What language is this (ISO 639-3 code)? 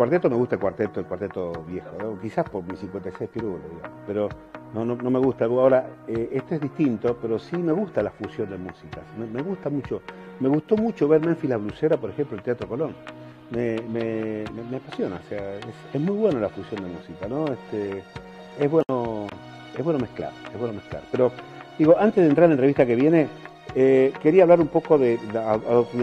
spa